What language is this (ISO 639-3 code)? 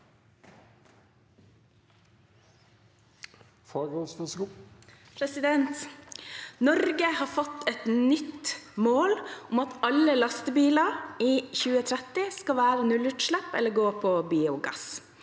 nor